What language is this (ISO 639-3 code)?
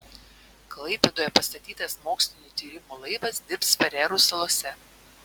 lit